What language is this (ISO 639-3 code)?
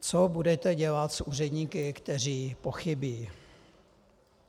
ces